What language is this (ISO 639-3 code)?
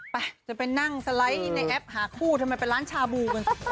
tha